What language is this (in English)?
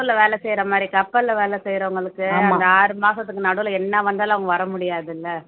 Tamil